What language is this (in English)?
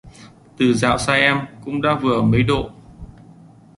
Vietnamese